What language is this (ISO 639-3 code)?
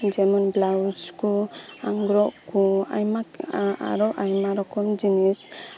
sat